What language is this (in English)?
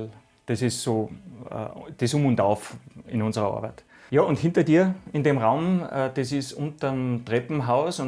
German